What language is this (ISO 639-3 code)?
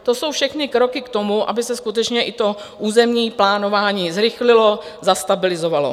ces